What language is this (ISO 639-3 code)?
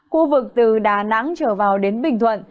vie